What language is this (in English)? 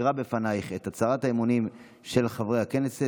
Hebrew